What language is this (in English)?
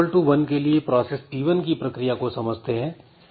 Hindi